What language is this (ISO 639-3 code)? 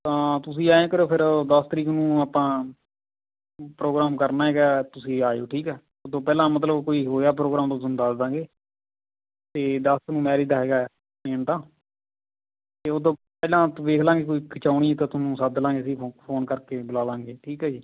pan